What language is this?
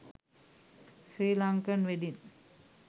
Sinhala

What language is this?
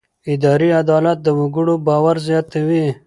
Pashto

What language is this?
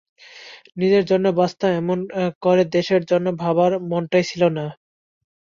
Bangla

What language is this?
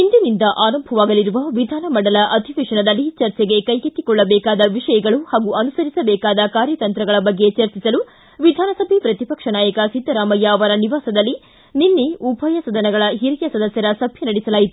Kannada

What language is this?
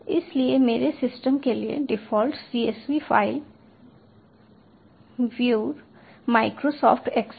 Hindi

